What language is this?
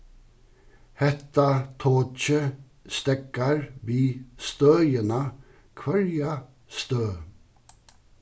Faroese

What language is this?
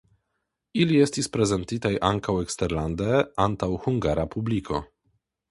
Esperanto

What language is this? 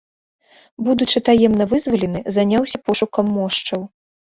Belarusian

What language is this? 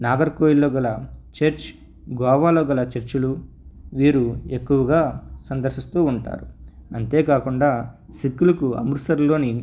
Telugu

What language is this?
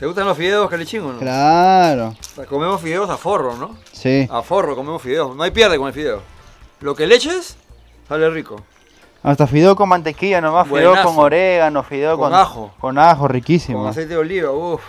Spanish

